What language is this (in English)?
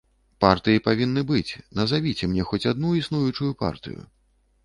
Belarusian